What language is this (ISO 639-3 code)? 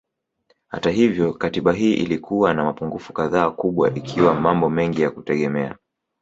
swa